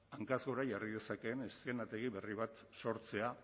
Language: Basque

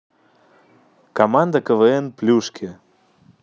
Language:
Russian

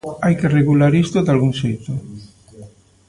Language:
Galician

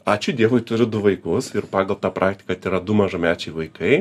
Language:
Lithuanian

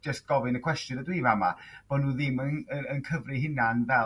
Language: Welsh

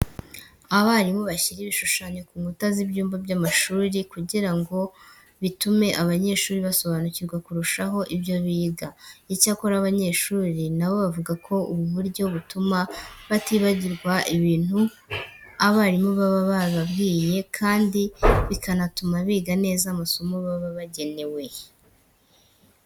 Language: Kinyarwanda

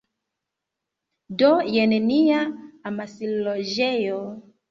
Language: Esperanto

